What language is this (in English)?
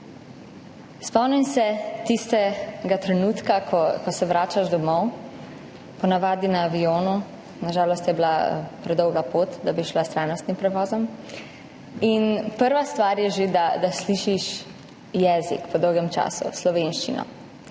Slovenian